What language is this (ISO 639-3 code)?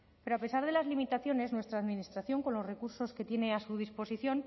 spa